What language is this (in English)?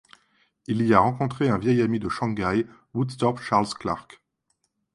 French